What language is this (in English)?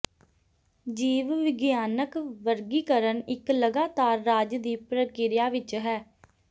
Punjabi